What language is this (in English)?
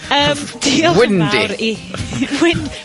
Welsh